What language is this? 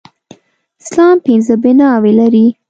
Pashto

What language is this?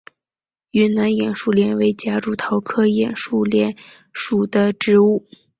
Chinese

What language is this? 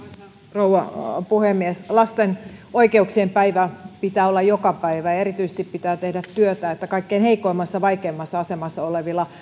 Finnish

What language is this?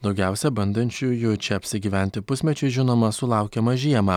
Lithuanian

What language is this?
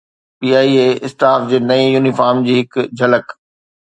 Sindhi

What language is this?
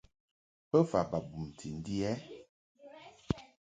Mungaka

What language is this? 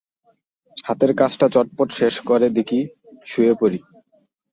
Bangla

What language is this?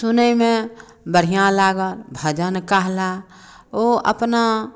Maithili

